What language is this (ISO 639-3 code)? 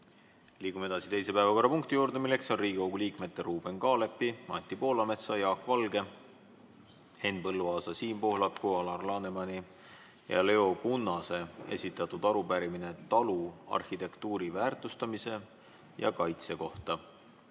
est